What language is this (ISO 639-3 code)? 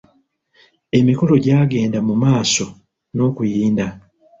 lug